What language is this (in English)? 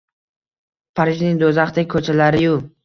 Uzbek